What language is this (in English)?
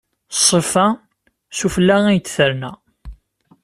Kabyle